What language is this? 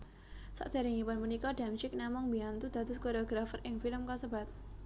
Javanese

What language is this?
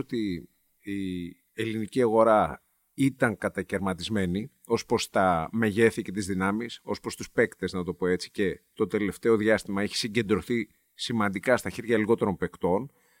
Greek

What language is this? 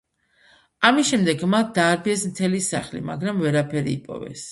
Georgian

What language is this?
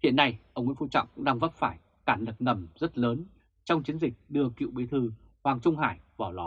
Vietnamese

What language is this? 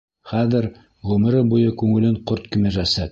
Bashkir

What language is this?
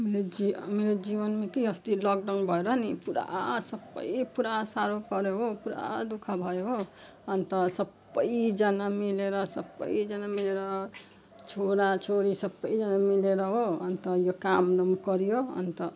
Nepali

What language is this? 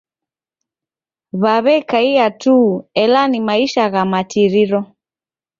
Taita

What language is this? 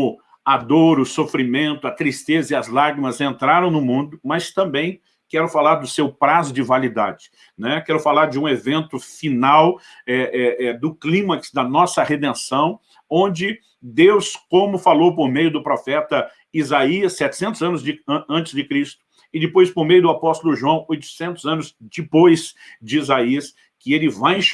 Portuguese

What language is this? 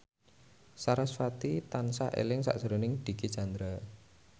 Javanese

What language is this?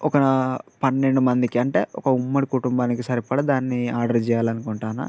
Telugu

